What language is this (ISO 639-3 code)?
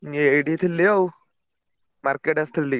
ori